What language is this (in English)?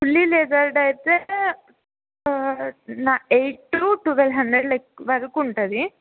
Telugu